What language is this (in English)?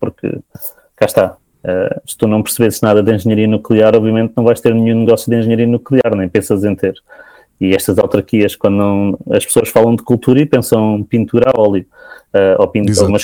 Portuguese